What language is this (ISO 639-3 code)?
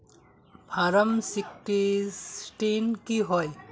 mag